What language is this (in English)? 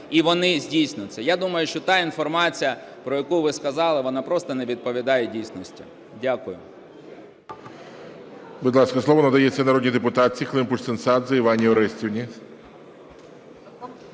Ukrainian